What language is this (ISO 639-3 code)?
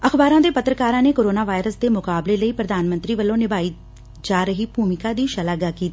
pan